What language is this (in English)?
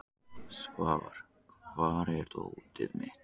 Icelandic